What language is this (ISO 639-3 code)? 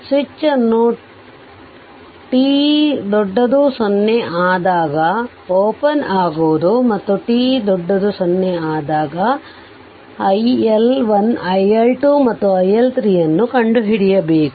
kan